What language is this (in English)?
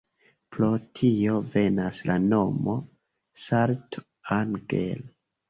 Esperanto